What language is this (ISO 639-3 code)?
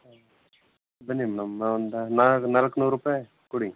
kan